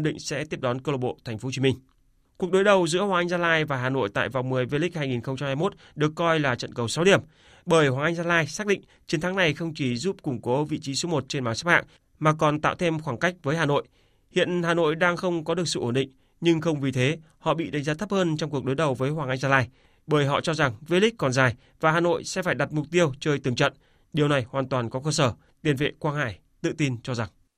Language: Vietnamese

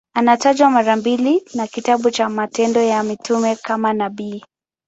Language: Swahili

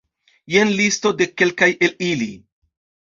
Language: Esperanto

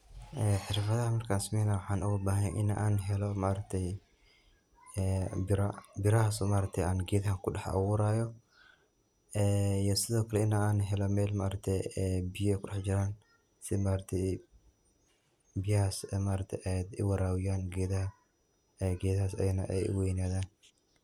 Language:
Somali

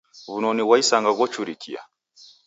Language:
Taita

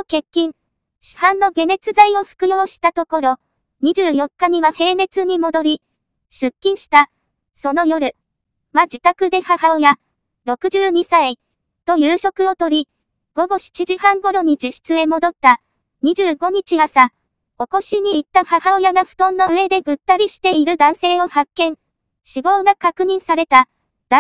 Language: Japanese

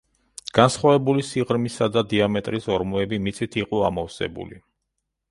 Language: Georgian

